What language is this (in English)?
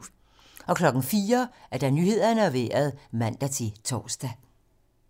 Danish